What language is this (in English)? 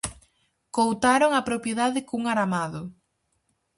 Galician